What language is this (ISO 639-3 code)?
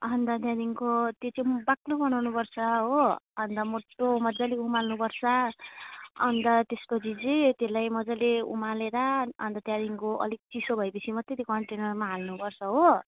nep